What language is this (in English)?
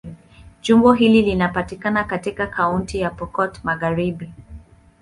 Swahili